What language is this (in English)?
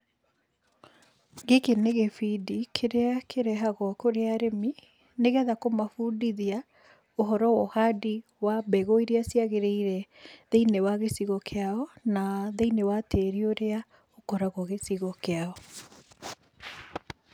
Kikuyu